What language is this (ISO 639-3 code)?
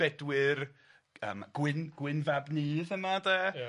cym